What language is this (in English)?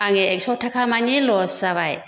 Bodo